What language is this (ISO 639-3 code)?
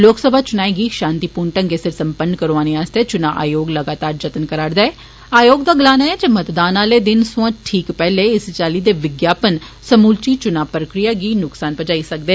doi